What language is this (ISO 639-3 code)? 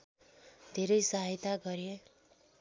nep